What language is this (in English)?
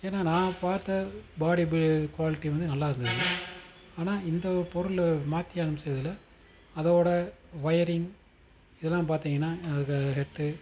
Tamil